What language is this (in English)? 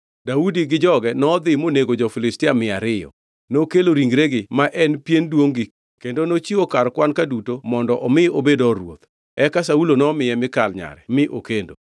Luo (Kenya and Tanzania)